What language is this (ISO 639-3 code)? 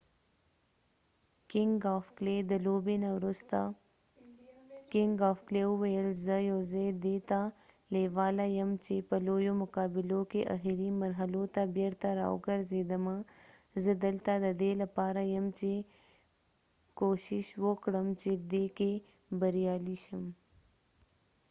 pus